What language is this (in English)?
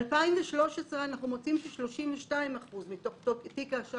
Hebrew